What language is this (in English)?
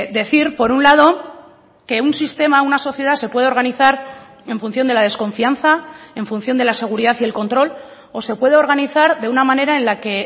Spanish